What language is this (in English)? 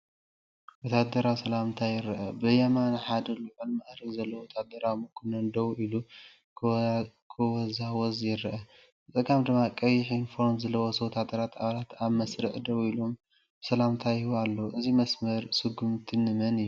Tigrinya